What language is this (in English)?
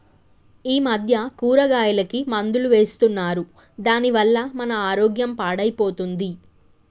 Telugu